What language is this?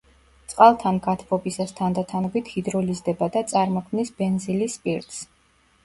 Georgian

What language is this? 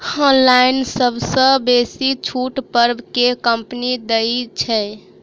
Maithili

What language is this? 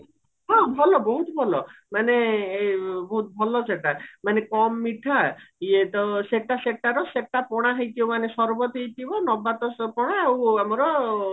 Odia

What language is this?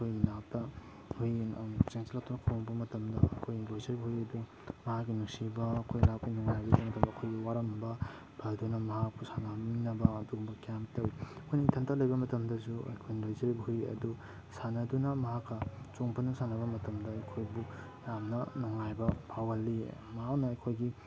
Manipuri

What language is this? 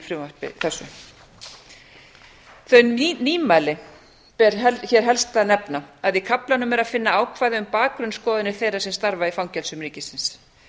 Icelandic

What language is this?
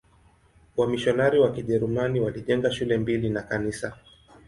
Swahili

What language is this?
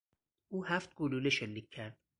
Persian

